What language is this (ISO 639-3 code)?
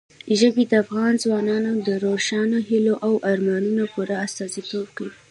pus